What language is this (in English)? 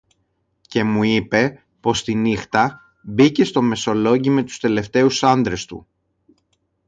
Greek